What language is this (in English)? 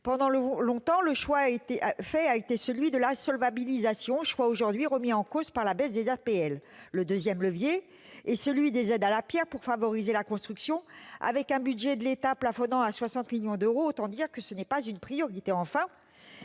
French